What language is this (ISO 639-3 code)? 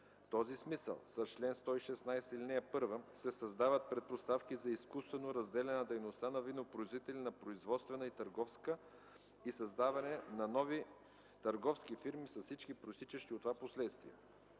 bul